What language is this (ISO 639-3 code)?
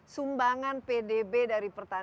ind